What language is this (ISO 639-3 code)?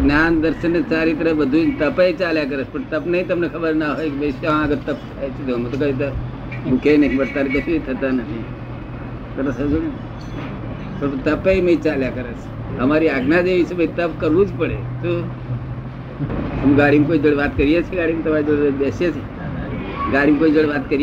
guj